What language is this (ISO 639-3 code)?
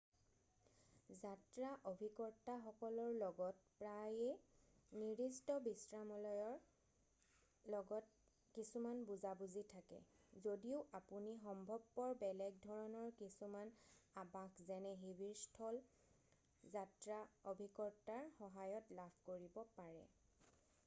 asm